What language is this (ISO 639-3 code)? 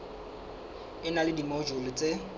sot